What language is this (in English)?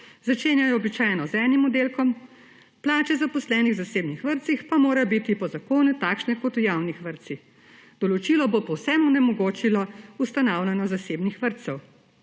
Slovenian